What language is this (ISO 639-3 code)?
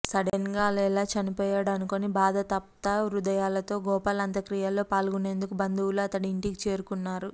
tel